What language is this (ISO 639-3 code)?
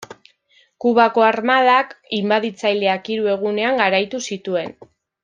eus